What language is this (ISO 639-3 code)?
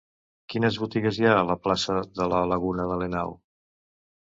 cat